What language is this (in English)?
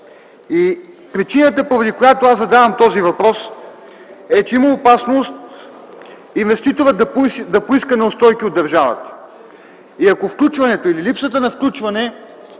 Bulgarian